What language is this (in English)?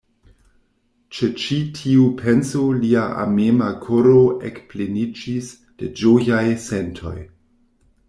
Esperanto